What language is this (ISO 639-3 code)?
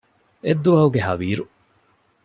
div